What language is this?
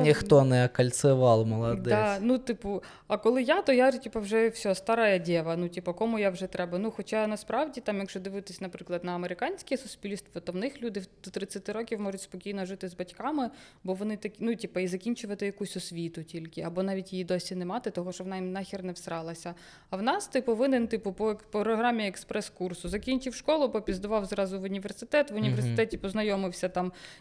Ukrainian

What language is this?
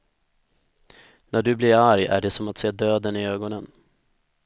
Swedish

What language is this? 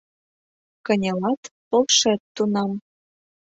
Mari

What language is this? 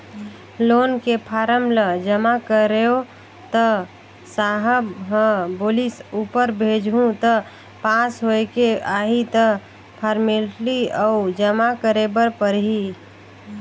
Chhattisgarhi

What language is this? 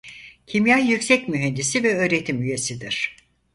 Turkish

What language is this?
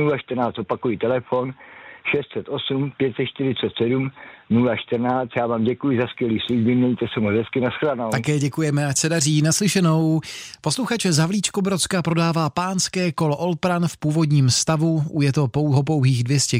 Czech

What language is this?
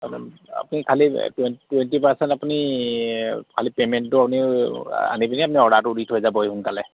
Assamese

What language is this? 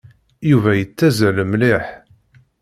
Kabyle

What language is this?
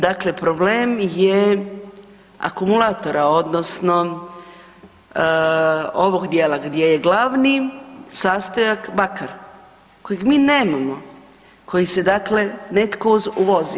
Croatian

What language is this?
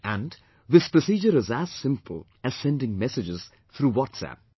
English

